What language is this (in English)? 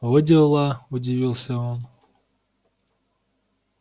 Russian